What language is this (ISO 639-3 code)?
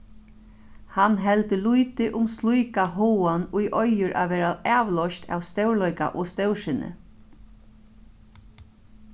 fao